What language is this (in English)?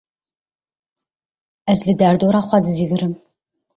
Kurdish